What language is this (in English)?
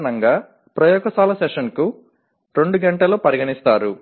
Telugu